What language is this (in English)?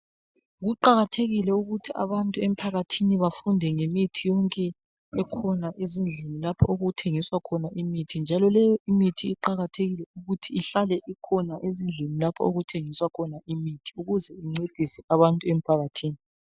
North Ndebele